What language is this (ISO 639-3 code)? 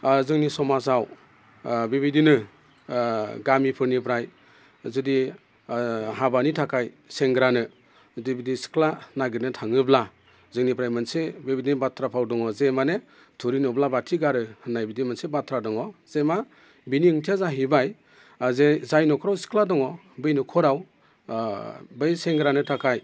brx